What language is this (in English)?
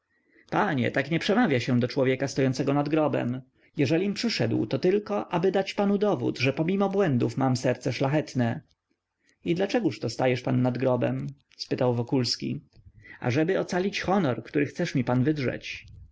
Polish